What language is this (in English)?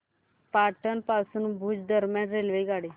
Marathi